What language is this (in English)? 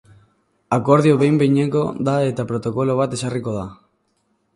Basque